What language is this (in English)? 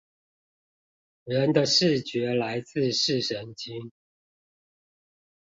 Chinese